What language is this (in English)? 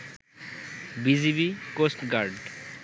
Bangla